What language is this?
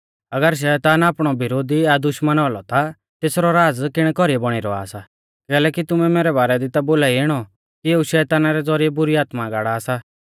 Mahasu Pahari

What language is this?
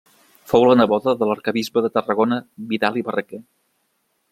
Catalan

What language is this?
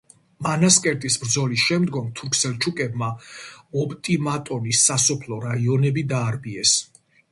Georgian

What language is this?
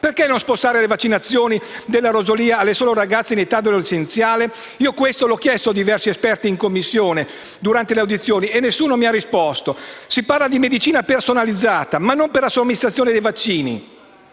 Italian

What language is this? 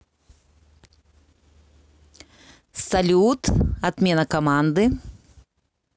Russian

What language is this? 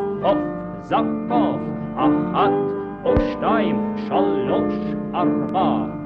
Hebrew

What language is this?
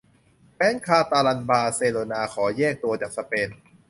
Thai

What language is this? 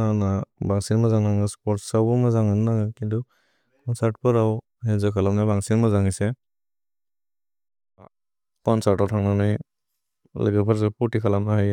Bodo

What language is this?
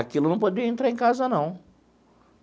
Portuguese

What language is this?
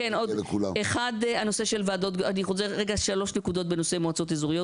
Hebrew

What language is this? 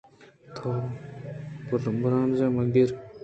Eastern Balochi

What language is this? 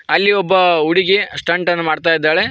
Kannada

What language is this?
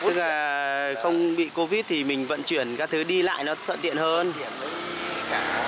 Vietnamese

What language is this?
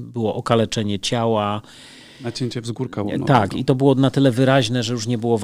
Polish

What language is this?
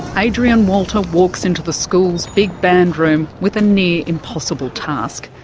English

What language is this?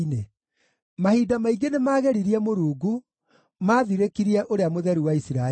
Kikuyu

